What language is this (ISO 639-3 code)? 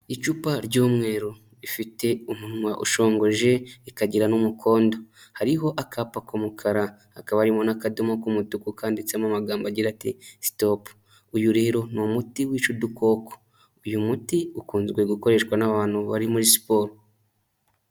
kin